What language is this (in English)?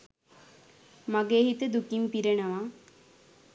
Sinhala